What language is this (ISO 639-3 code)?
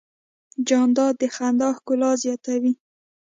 pus